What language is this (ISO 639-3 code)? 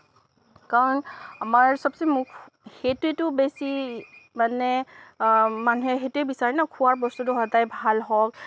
asm